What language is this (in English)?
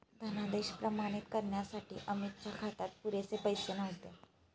Marathi